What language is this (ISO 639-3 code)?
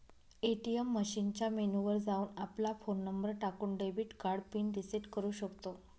mar